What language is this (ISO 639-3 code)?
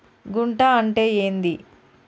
tel